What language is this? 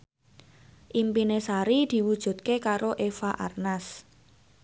Javanese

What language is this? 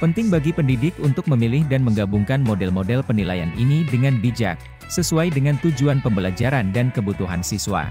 Indonesian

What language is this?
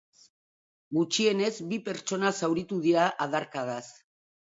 Basque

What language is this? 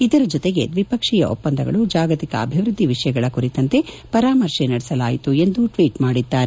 Kannada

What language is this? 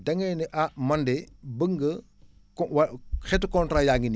Wolof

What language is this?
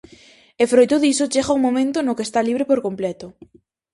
Galician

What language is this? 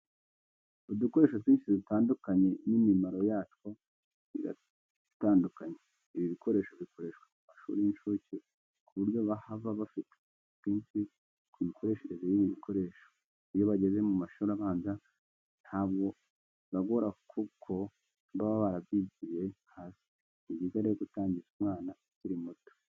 Kinyarwanda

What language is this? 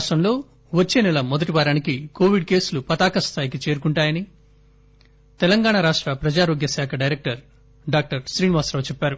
Telugu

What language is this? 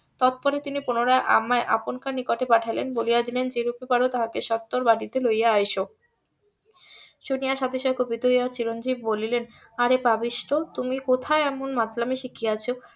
Bangla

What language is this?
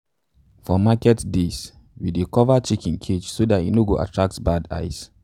Nigerian Pidgin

